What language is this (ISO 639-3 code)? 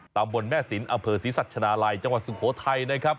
tha